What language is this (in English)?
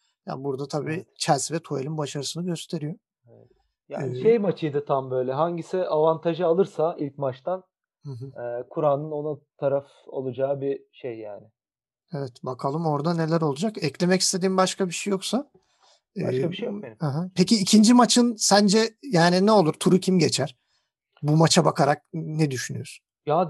Turkish